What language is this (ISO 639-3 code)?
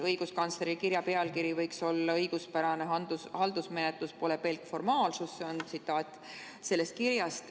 est